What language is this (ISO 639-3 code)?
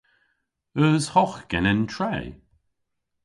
cor